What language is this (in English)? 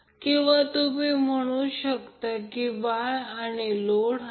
Marathi